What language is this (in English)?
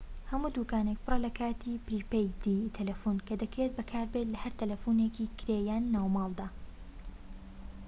Central Kurdish